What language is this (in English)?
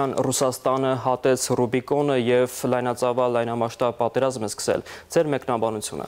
Romanian